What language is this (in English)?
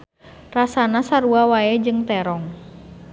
Sundanese